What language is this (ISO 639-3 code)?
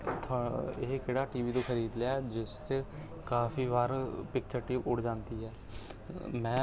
pan